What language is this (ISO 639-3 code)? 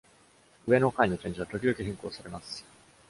jpn